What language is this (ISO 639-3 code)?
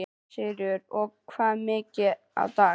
isl